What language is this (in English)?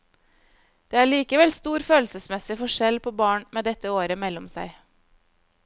Norwegian